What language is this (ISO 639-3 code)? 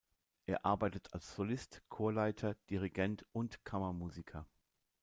deu